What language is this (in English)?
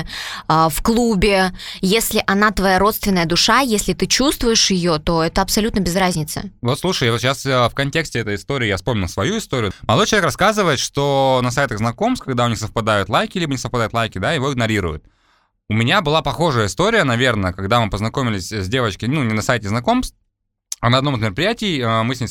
Russian